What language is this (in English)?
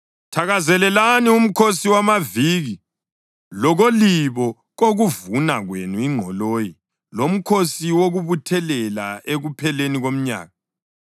North Ndebele